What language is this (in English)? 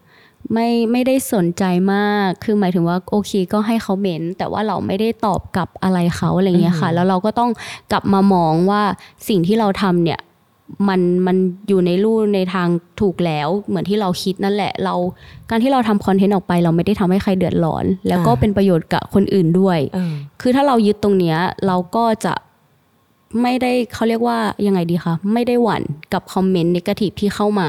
Thai